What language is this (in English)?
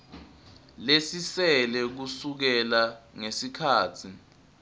Swati